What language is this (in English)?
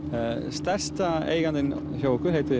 Icelandic